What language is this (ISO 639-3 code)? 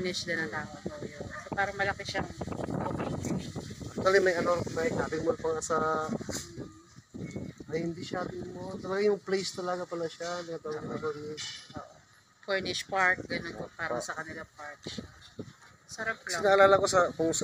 fil